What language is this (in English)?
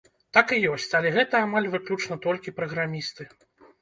Belarusian